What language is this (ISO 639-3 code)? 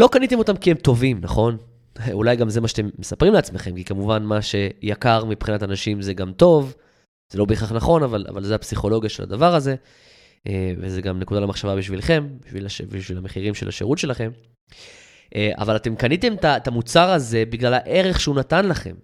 heb